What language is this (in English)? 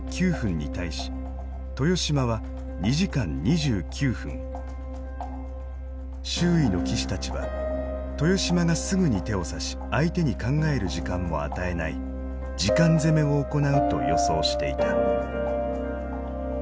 Japanese